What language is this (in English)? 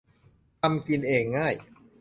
Thai